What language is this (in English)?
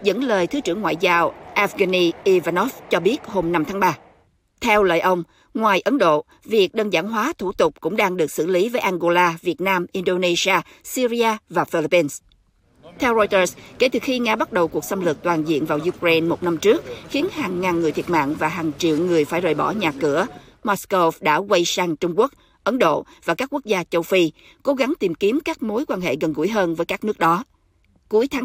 Vietnamese